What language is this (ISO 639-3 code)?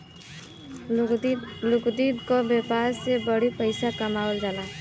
bho